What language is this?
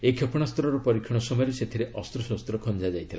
Odia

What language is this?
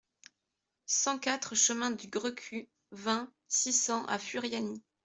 French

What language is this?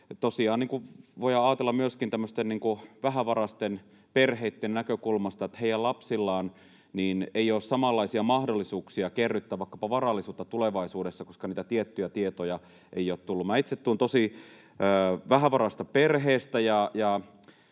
Finnish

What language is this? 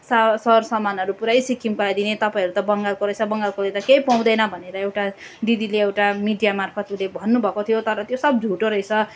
Nepali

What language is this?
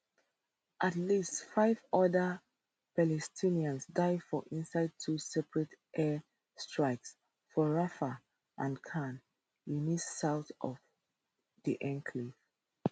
Nigerian Pidgin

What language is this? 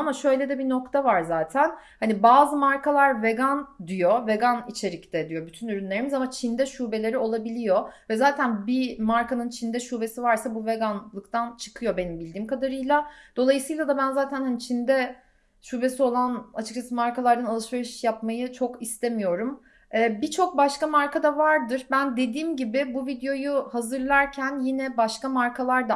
Turkish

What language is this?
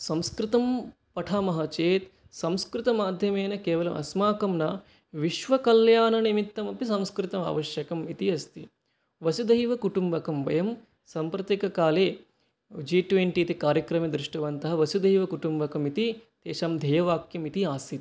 Sanskrit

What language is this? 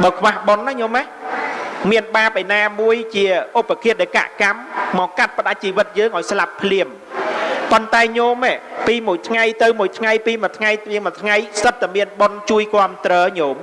Vietnamese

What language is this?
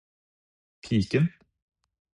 Norwegian Bokmål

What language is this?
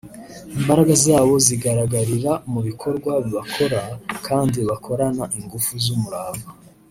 Kinyarwanda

